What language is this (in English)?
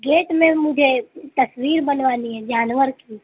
Urdu